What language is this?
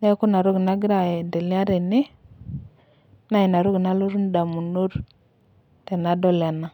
Masai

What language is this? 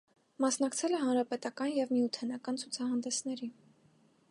Armenian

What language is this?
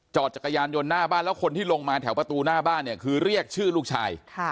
Thai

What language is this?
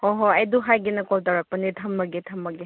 Manipuri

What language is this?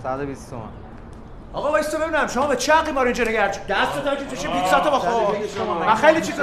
Persian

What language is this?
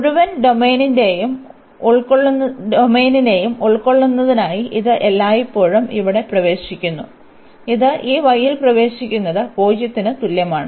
Malayalam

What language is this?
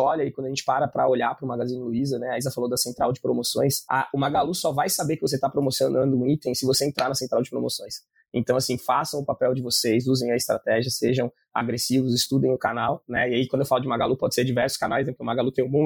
Portuguese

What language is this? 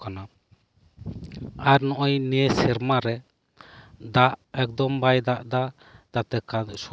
Santali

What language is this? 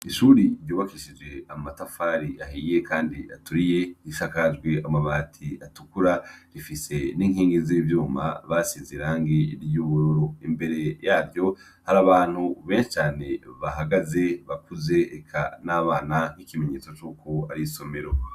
Rundi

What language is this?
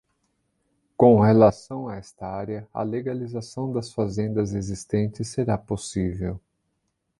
Portuguese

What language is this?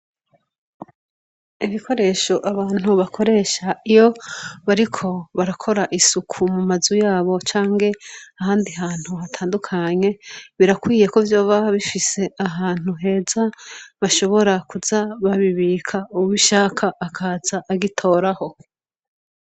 Rundi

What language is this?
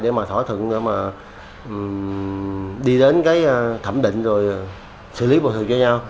Vietnamese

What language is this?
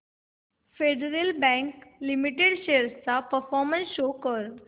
Marathi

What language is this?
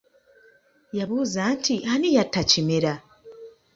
Ganda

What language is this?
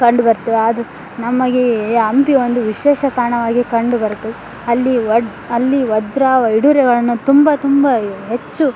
Kannada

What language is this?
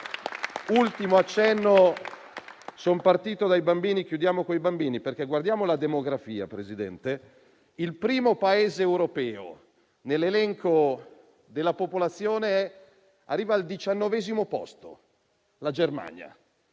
Italian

